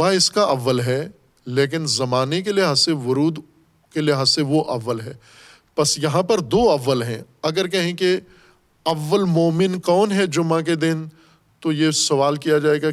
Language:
Urdu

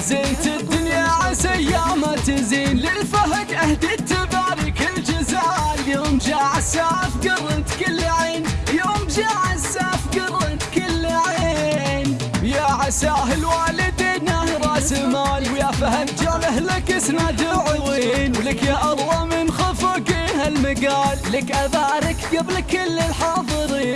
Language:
Arabic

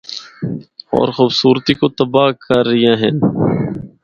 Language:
Northern Hindko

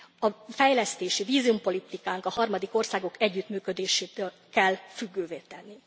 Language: Hungarian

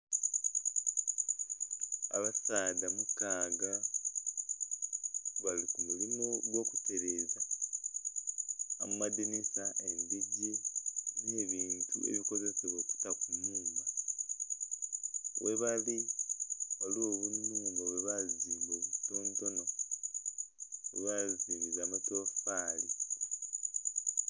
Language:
Soga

